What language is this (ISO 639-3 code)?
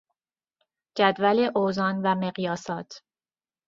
fas